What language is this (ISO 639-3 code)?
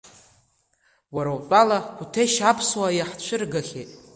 abk